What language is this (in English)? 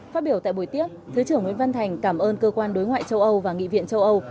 Vietnamese